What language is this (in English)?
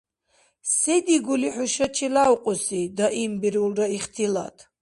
Dargwa